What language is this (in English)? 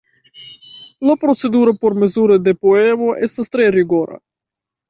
Esperanto